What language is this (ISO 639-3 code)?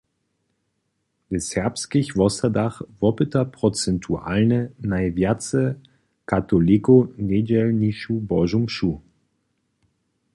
hsb